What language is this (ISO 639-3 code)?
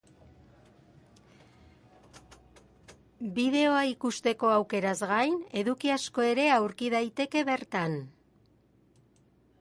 eus